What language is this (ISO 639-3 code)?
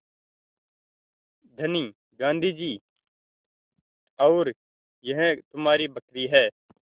hin